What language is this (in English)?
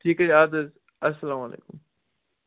Kashmiri